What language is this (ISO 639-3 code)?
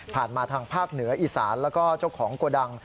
tha